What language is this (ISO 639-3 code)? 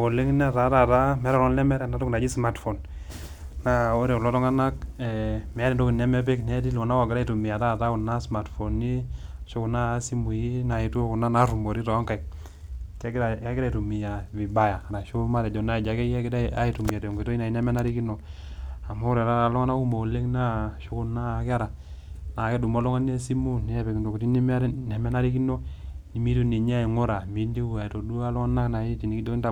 mas